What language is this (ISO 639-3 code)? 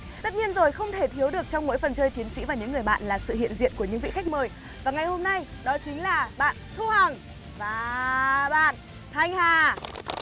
vie